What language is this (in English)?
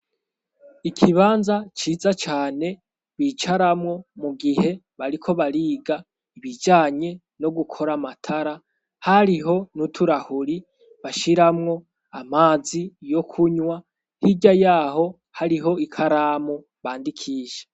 Rundi